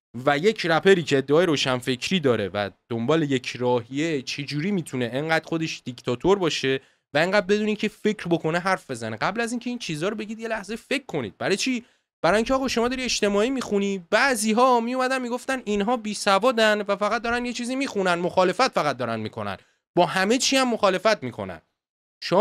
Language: Persian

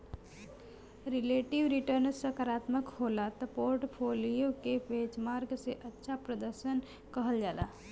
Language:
Bhojpuri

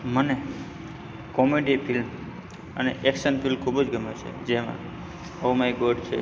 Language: Gujarati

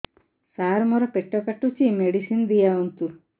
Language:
Odia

